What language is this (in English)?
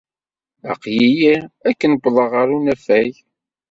Kabyle